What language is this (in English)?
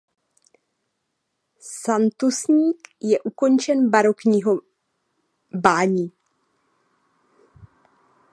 Czech